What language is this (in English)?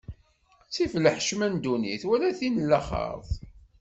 Kabyle